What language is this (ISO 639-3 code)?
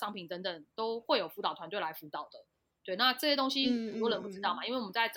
zho